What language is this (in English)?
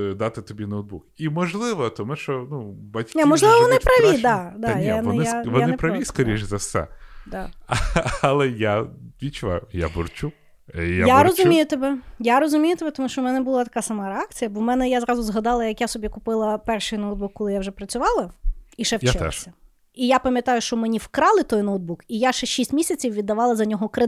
Ukrainian